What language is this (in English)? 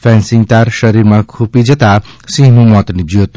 Gujarati